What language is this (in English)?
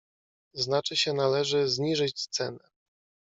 Polish